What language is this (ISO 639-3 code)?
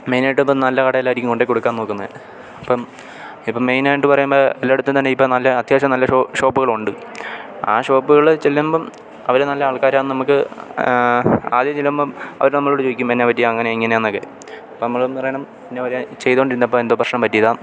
mal